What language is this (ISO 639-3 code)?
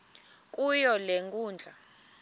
xho